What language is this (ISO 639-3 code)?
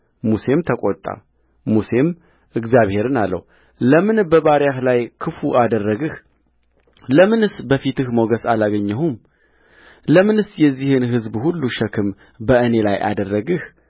amh